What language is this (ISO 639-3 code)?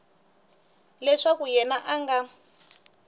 tso